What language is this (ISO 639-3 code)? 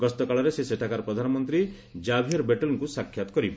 ori